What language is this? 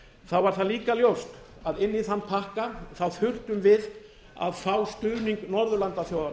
Icelandic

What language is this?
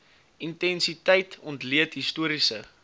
Afrikaans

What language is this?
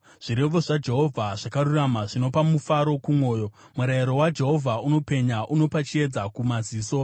Shona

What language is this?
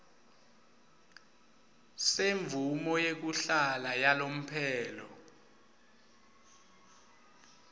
Swati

